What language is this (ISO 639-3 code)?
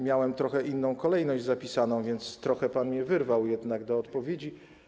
pol